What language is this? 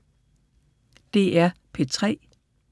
Danish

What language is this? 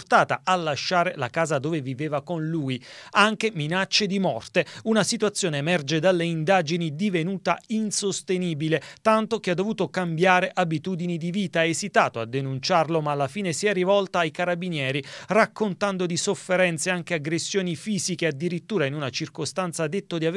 Italian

